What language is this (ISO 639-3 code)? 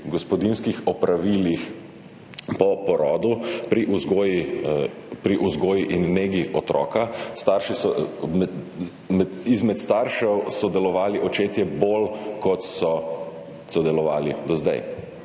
slv